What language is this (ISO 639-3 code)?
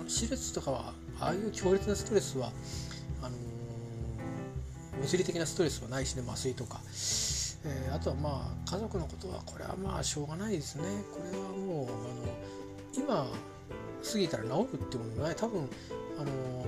jpn